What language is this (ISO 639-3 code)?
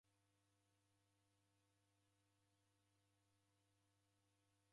dav